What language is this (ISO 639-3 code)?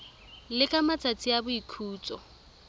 tsn